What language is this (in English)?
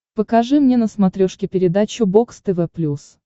Russian